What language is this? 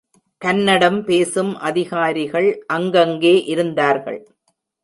Tamil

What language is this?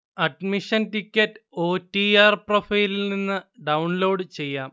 Malayalam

